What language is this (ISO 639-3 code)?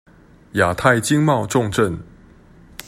zho